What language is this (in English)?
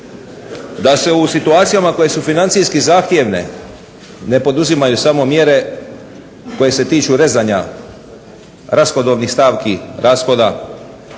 Croatian